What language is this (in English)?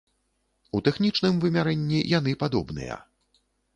Belarusian